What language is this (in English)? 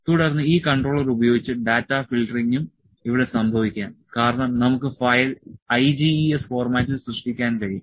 Malayalam